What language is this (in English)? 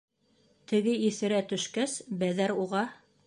Bashkir